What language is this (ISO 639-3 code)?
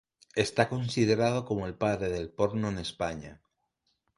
spa